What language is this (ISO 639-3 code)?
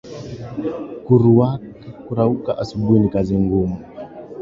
swa